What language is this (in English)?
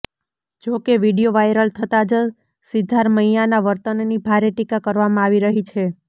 Gujarati